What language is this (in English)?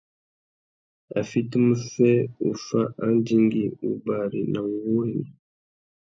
Tuki